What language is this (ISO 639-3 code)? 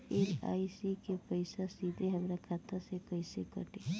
bho